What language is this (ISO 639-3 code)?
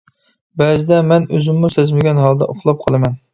uig